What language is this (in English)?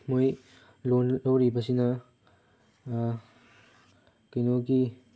Manipuri